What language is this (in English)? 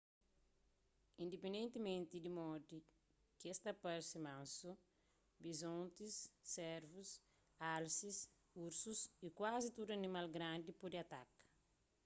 Kabuverdianu